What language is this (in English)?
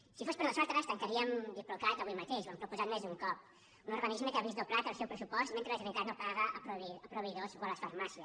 Catalan